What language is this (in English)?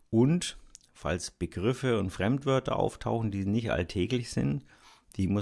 German